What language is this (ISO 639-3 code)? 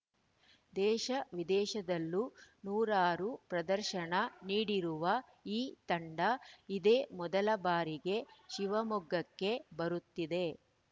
kan